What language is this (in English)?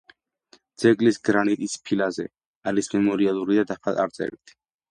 Georgian